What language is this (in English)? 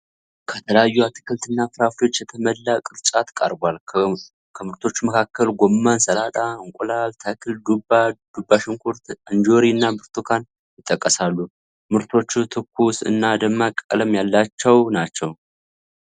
Amharic